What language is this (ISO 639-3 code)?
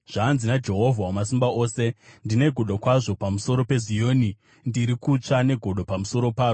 sna